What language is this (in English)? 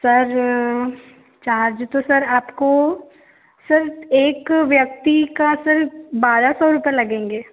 Hindi